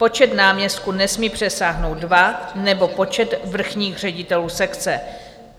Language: Czech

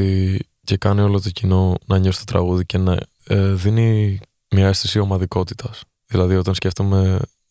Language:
Greek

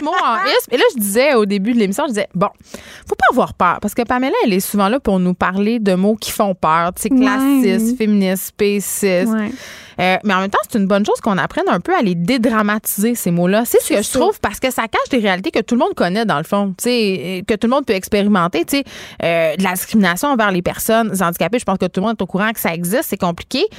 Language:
French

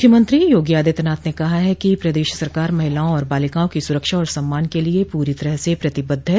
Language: Hindi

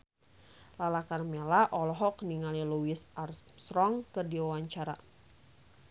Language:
Sundanese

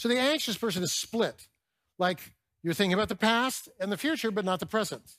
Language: English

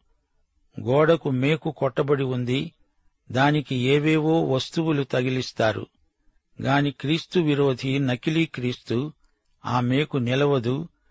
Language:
Telugu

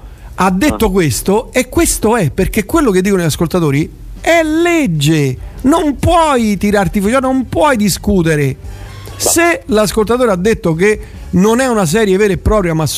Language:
Italian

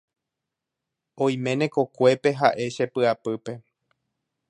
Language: Guarani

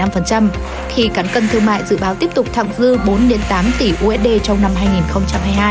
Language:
Vietnamese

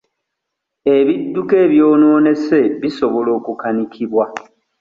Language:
Ganda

